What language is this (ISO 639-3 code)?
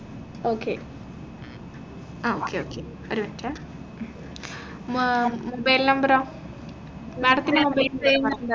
mal